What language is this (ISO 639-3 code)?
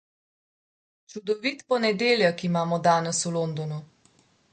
slv